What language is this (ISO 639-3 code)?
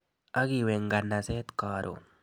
kln